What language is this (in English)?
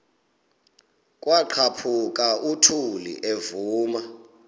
Xhosa